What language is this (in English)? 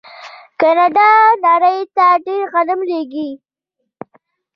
Pashto